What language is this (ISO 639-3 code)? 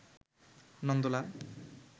ben